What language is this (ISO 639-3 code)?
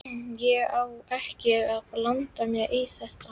isl